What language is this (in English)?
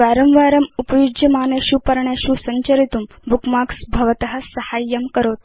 Sanskrit